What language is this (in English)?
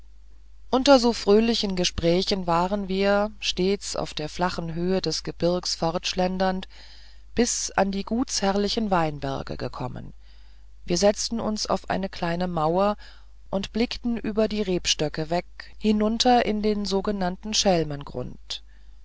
German